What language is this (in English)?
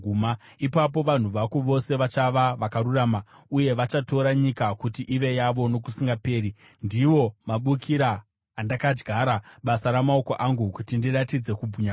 Shona